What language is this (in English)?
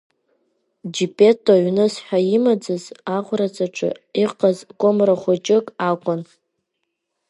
Abkhazian